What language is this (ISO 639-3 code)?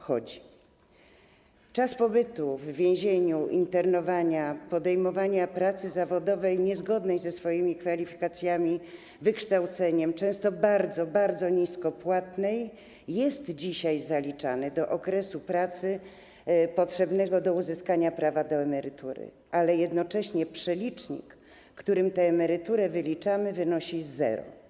pol